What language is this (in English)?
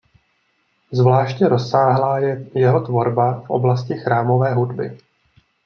Czech